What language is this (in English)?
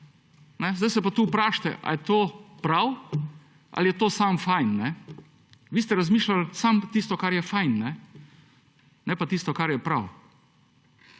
Slovenian